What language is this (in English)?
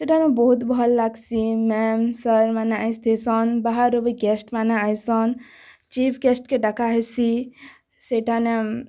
Odia